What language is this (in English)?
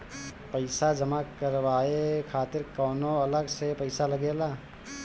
Bhojpuri